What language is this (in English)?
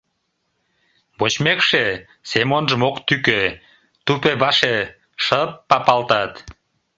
Mari